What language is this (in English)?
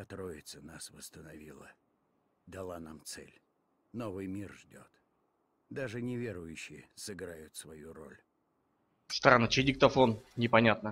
Russian